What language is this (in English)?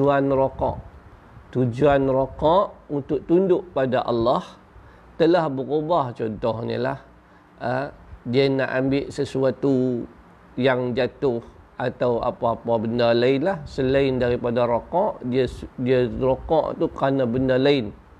Malay